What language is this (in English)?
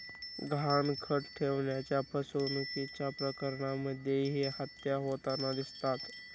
Marathi